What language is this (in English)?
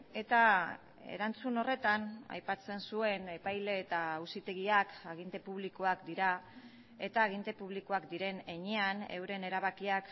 Basque